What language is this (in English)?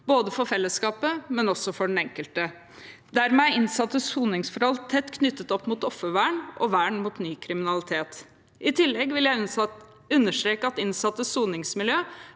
Norwegian